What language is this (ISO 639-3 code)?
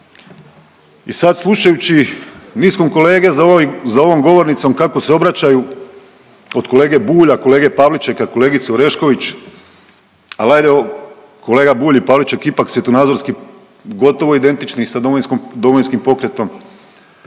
hrv